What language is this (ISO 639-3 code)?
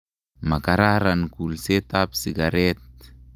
kln